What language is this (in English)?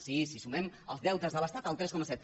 Catalan